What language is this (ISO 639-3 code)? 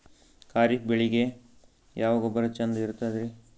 kan